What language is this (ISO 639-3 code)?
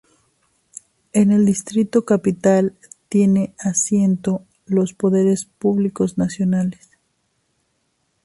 spa